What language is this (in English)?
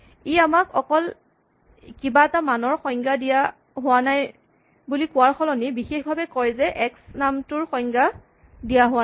Assamese